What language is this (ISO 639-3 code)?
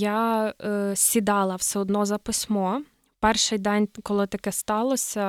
ukr